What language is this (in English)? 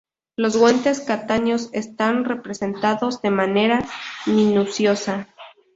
Spanish